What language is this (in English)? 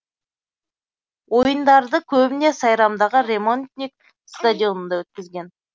Kazakh